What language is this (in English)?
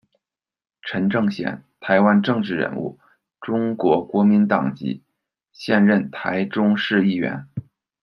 Chinese